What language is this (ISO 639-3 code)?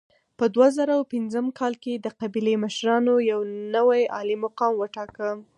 pus